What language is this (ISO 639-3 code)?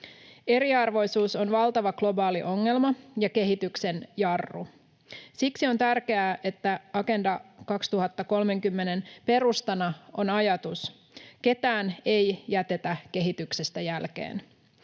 fin